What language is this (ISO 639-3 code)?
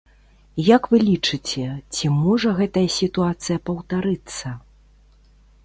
bel